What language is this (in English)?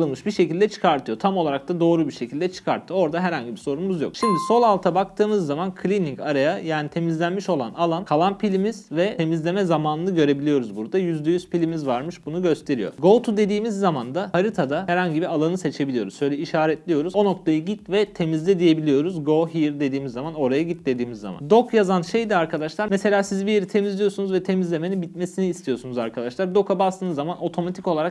Turkish